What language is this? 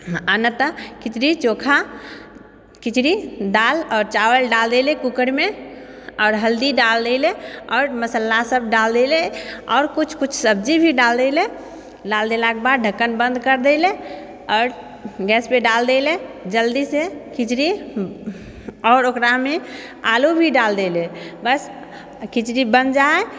Maithili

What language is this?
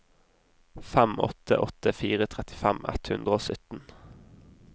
Norwegian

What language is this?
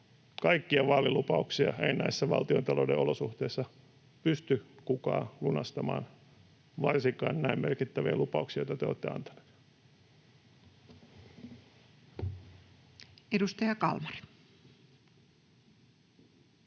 Finnish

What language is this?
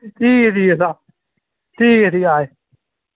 Dogri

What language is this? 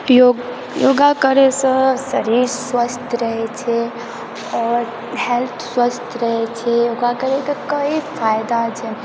Maithili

